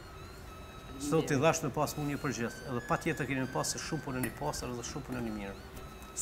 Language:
Romanian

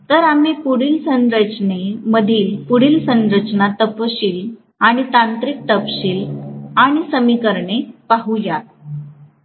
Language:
Marathi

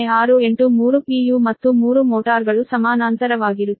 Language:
Kannada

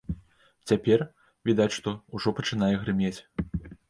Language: Belarusian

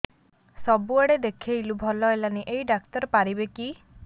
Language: Odia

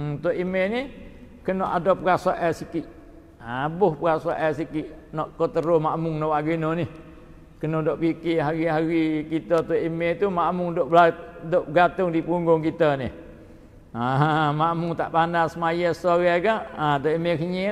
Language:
Malay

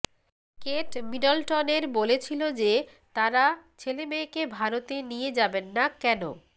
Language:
Bangla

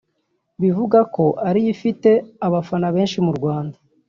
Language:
Kinyarwanda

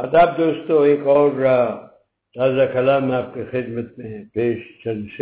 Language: Urdu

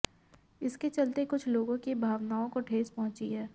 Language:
Hindi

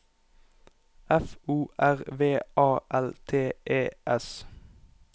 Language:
Norwegian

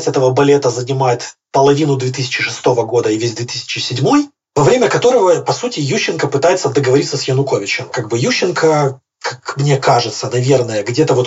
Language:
Russian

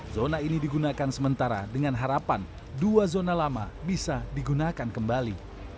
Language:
Indonesian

